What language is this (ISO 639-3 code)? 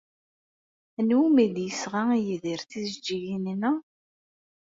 kab